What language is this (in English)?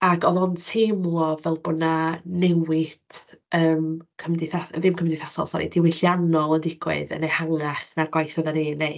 Welsh